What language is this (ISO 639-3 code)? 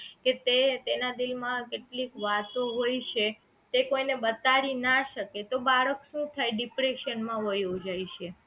guj